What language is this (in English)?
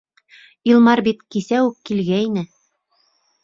Bashkir